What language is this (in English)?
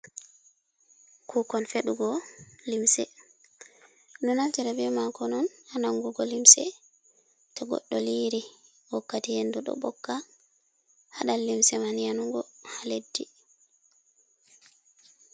Fula